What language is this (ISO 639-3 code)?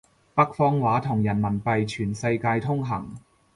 yue